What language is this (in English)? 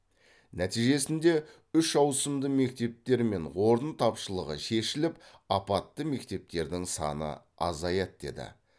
Kazakh